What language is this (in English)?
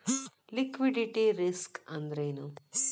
Kannada